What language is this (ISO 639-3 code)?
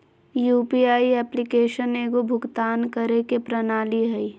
mag